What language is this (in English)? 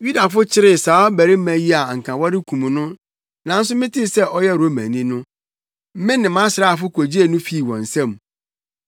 Akan